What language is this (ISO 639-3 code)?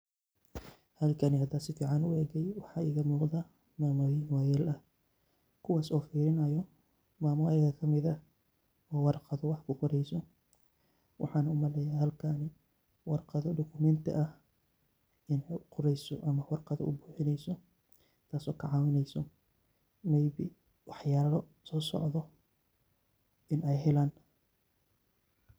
som